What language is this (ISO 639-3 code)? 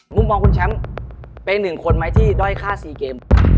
tha